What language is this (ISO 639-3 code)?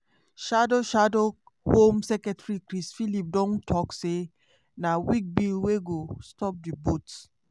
pcm